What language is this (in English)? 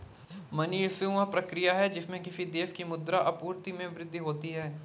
Hindi